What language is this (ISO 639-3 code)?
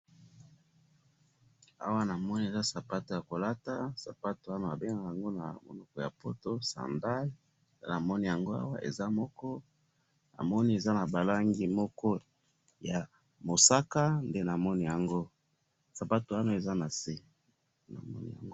lin